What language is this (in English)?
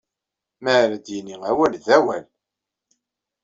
Kabyle